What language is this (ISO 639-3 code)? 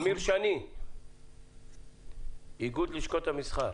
heb